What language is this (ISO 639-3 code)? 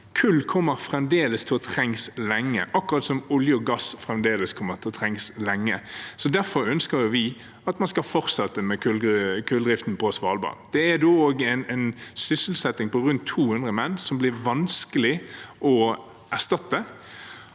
nor